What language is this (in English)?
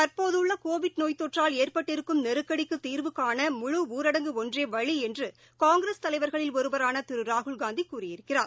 Tamil